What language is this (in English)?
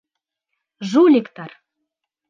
Bashkir